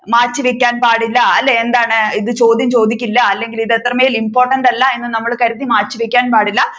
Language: Malayalam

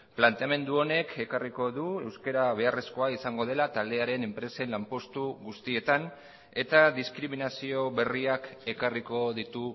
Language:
Basque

